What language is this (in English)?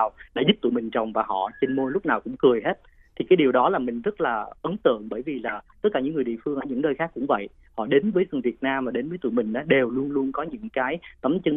Vietnamese